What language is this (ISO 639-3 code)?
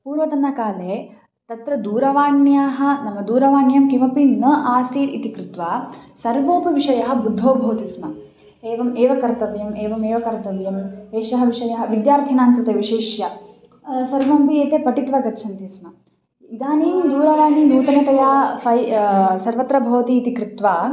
san